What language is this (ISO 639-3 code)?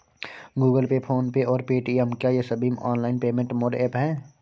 hin